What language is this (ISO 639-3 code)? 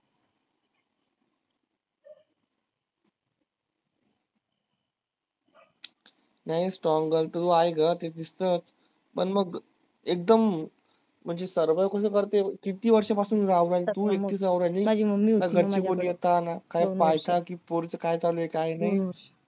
mar